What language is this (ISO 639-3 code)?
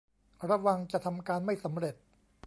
tha